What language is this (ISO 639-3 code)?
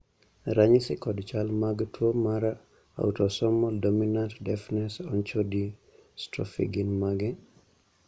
luo